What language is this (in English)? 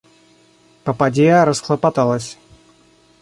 Russian